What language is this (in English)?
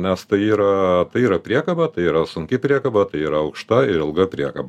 Lithuanian